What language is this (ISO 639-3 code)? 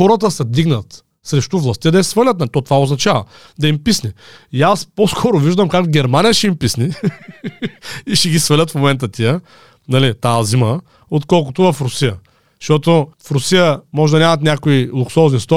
bul